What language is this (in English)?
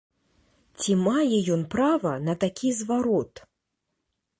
Belarusian